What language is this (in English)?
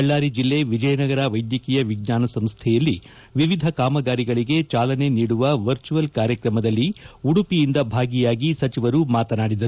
Kannada